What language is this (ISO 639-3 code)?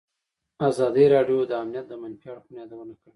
pus